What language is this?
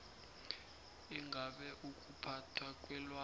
South Ndebele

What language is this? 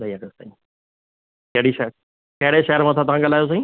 Sindhi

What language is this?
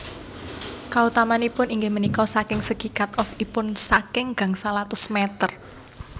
Javanese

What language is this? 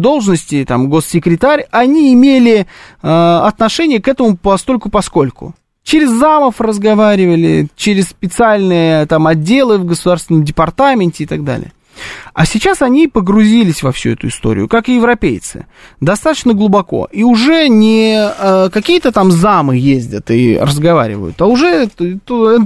Russian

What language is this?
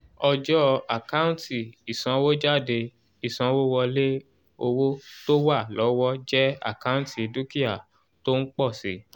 Yoruba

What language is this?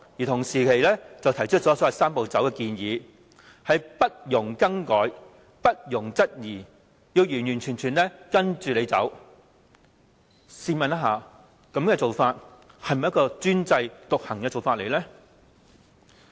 Cantonese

